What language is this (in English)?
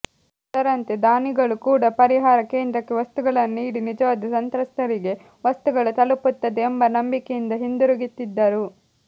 Kannada